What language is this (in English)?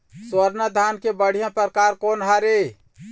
Chhattisgarhi